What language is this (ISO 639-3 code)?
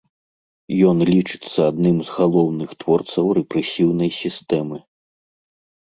bel